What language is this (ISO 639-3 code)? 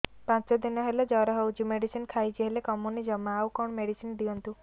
ori